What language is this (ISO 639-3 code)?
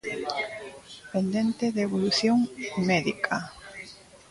glg